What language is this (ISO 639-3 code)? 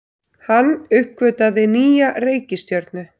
isl